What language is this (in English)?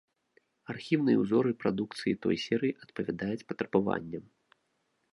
Belarusian